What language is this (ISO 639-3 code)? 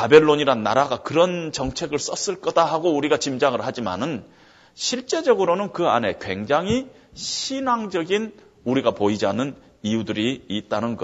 kor